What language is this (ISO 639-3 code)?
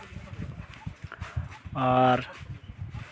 sat